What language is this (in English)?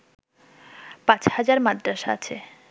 Bangla